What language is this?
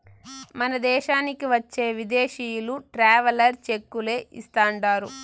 Telugu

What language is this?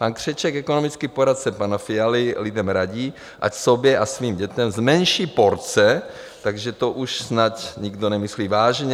Czech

